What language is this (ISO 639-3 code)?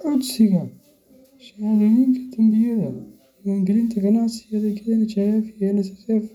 som